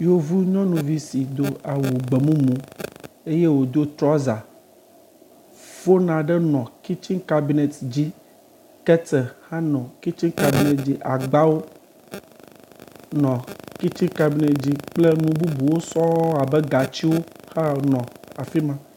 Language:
Ewe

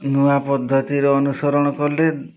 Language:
Odia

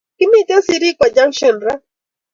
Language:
Kalenjin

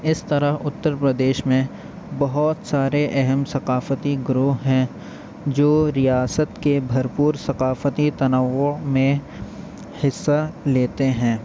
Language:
Urdu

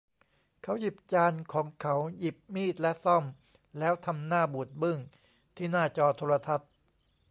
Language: Thai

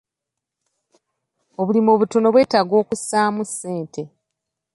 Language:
Ganda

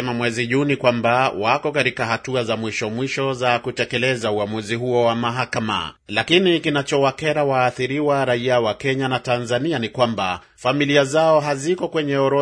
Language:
Swahili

